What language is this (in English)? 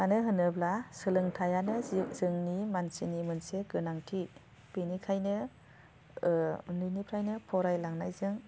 Bodo